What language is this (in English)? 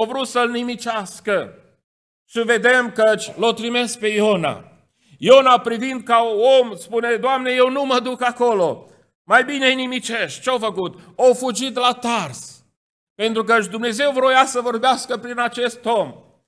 Romanian